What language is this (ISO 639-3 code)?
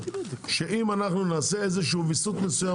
heb